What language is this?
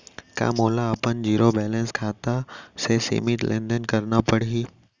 Chhattisgarhi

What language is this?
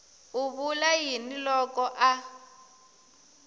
Tsonga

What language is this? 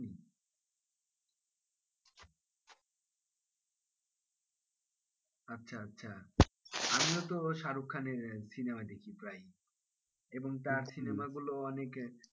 Bangla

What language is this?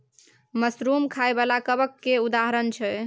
Maithili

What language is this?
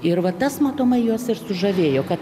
Lithuanian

